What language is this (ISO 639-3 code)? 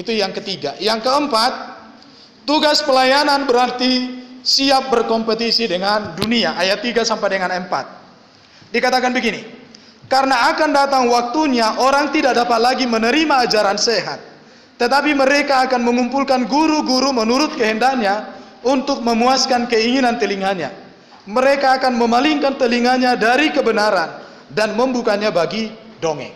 ind